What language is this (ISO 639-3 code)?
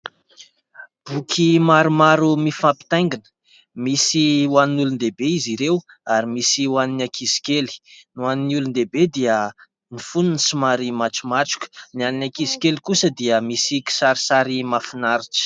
mlg